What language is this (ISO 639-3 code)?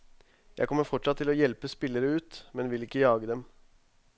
nor